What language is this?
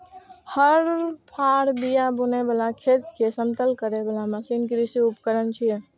Maithili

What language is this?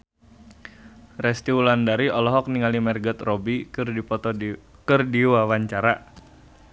Sundanese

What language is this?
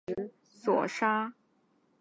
Chinese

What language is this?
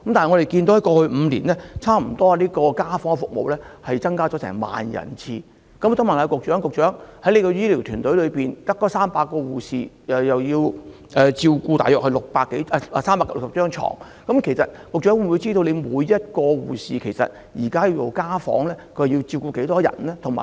Cantonese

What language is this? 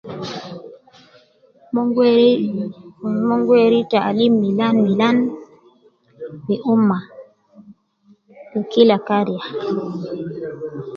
Nubi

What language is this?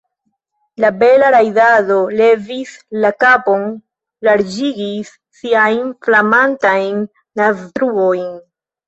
Esperanto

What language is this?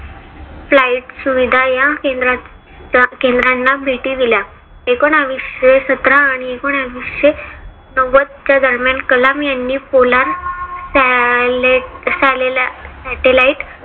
Marathi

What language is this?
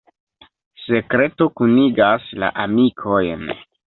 Esperanto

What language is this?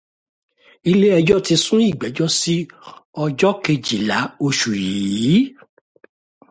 Yoruba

